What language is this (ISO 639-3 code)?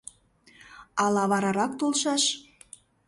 chm